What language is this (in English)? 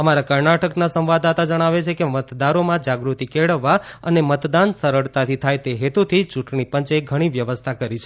Gujarati